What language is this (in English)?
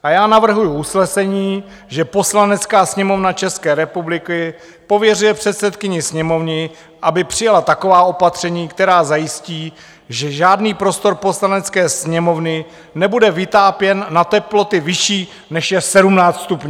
Czech